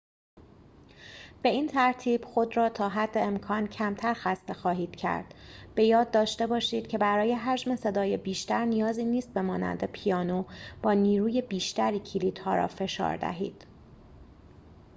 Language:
Persian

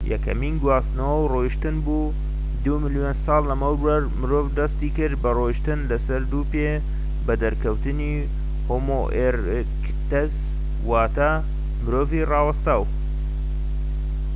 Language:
Central Kurdish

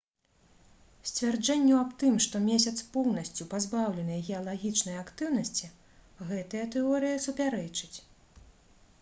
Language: Belarusian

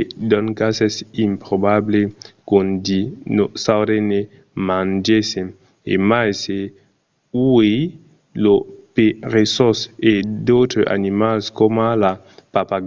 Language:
Occitan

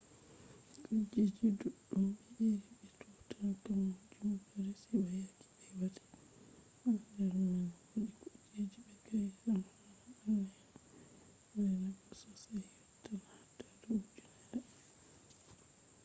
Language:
Fula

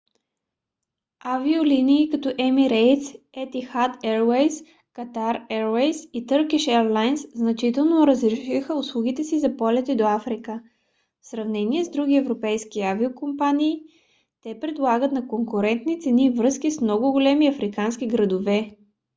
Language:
Bulgarian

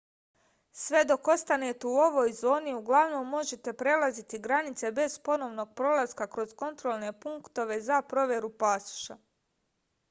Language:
Serbian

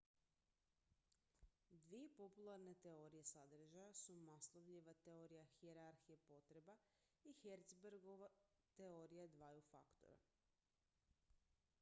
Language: Croatian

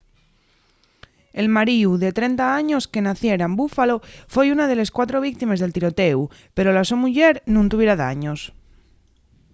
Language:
Asturian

